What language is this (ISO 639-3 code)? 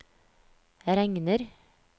nor